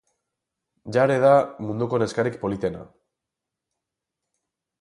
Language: Basque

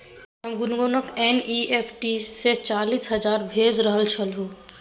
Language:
Maithili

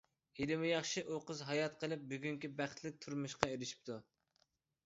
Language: Uyghur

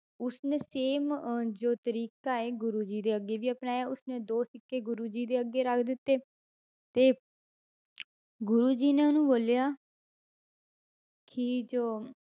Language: Punjabi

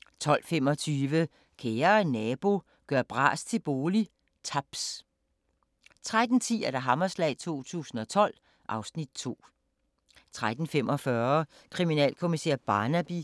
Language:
Danish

